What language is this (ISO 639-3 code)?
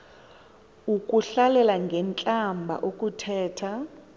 xho